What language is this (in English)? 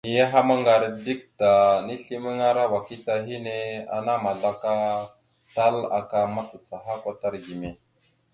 Mada (Cameroon)